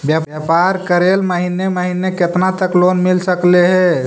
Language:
Magahi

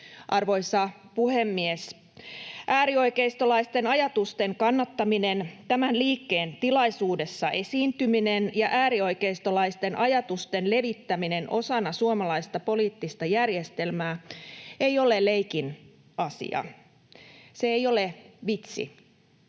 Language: Finnish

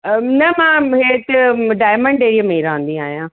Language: Sindhi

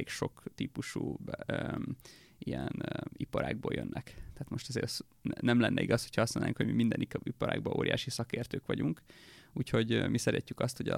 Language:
Hungarian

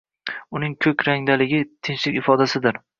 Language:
Uzbek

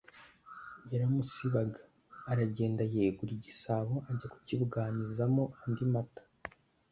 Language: Kinyarwanda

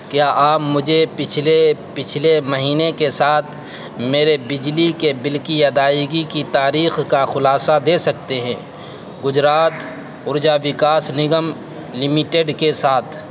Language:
Urdu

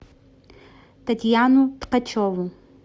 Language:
Russian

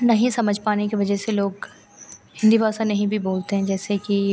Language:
Hindi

